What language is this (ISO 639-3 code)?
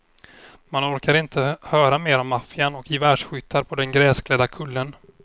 swe